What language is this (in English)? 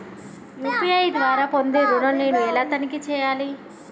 Telugu